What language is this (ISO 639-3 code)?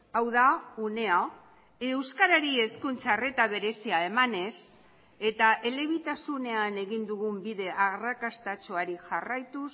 eus